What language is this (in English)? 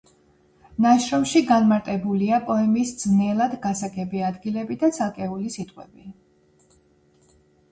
Georgian